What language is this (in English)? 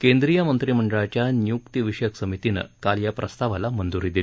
Marathi